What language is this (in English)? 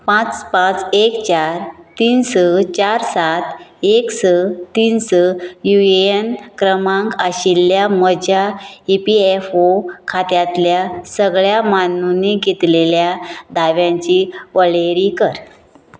Konkani